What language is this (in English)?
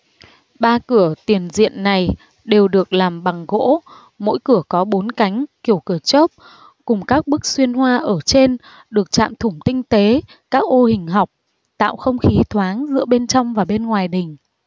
Vietnamese